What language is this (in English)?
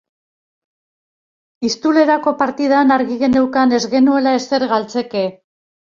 Basque